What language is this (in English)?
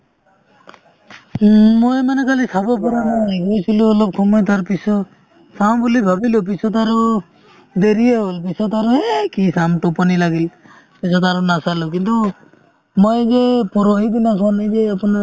Assamese